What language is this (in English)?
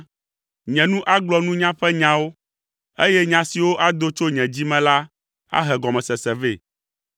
Ewe